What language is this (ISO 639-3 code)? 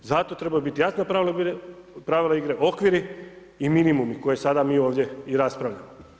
hrv